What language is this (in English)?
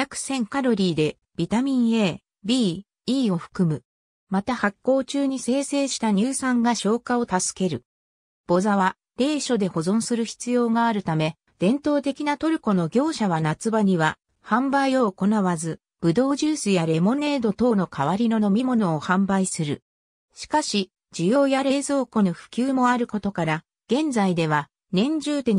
Japanese